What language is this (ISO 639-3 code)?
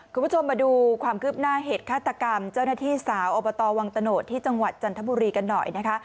tha